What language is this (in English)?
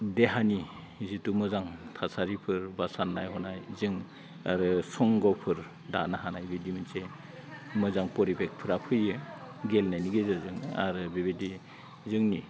Bodo